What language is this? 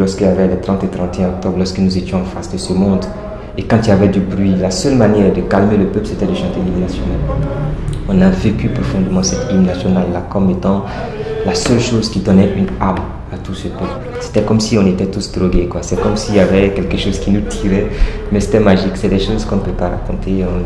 French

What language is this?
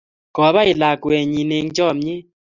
Kalenjin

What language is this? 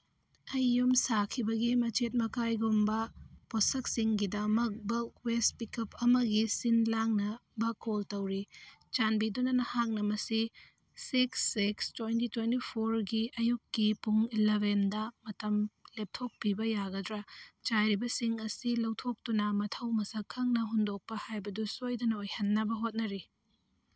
Manipuri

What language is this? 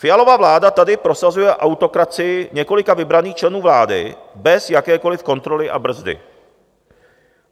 Czech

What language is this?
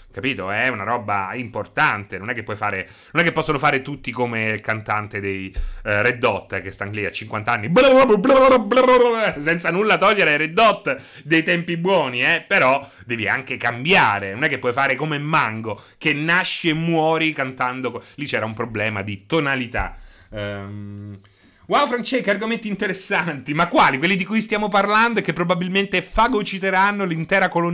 Italian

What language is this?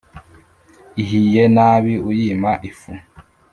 Kinyarwanda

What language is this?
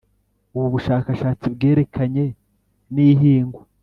Kinyarwanda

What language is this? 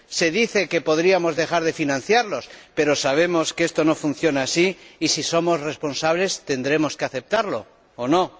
Spanish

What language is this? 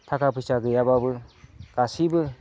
Bodo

